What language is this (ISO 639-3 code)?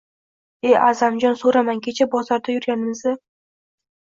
uzb